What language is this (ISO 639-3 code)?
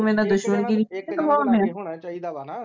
pan